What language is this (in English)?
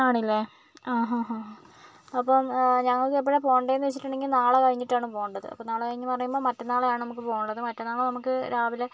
Malayalam